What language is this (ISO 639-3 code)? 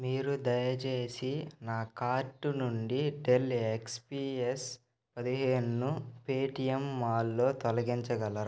tel